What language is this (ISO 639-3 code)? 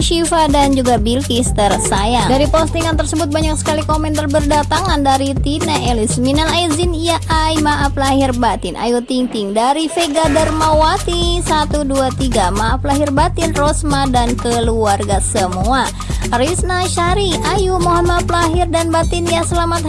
ind